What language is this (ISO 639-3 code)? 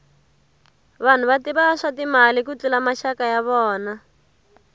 tso